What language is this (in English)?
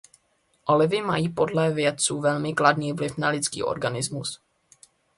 Czech